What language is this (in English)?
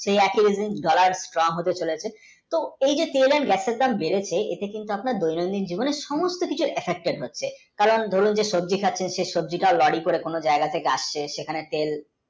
Bangla